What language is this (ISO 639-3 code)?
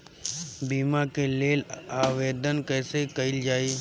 bho